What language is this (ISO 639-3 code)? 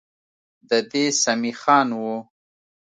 pus